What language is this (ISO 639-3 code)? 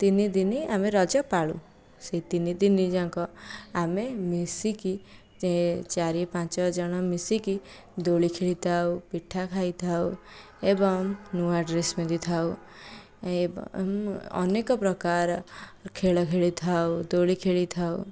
ori